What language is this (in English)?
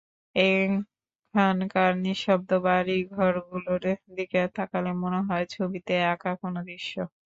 Bangla